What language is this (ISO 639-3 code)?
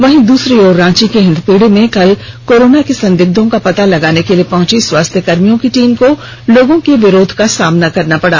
hin